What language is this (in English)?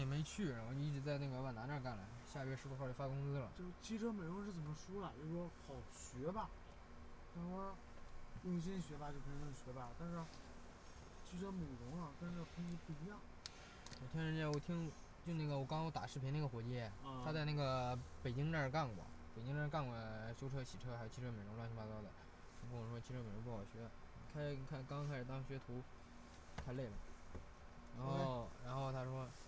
Chinese